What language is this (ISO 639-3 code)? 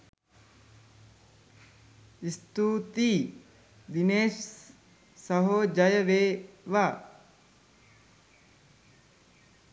sin